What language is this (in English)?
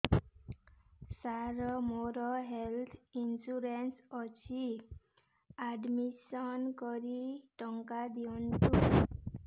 Odia